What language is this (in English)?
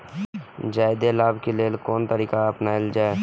Maithili